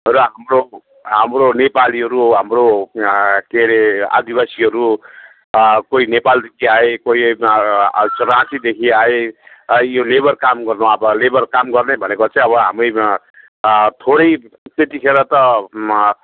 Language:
Nepali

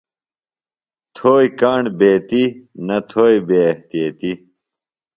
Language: Phalura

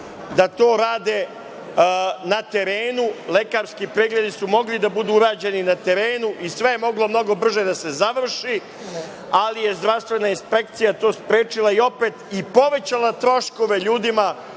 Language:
Serbian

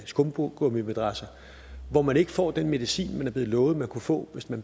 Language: Danish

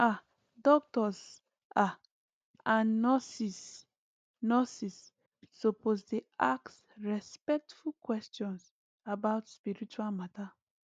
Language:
Nigerian Pidgin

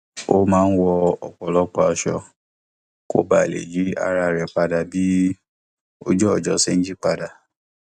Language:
Yoruba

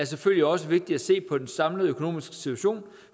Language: Danish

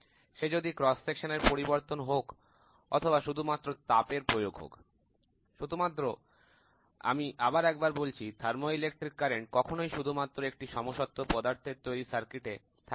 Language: Bangla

